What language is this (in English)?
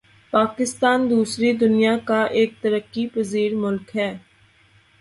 Urdu